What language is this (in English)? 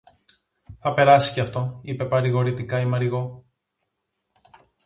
Greek